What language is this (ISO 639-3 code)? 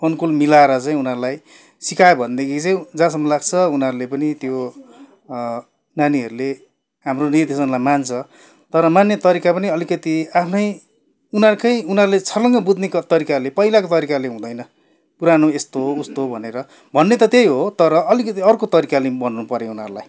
nep